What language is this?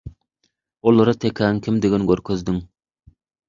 Turkmen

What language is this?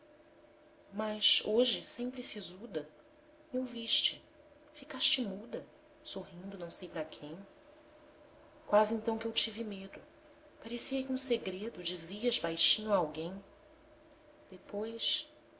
Portuguese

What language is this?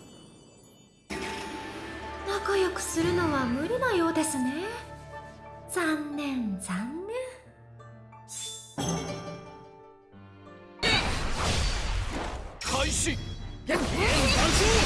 Japanese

